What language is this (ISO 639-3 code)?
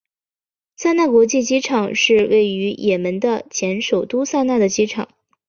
zho